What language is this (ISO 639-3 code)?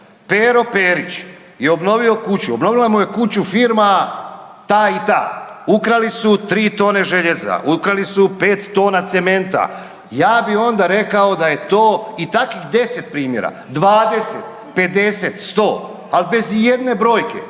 hrv